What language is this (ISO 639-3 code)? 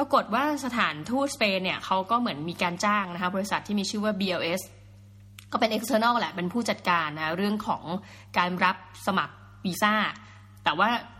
tha